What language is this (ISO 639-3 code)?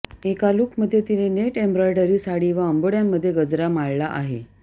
mar